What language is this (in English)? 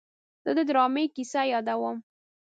Pashto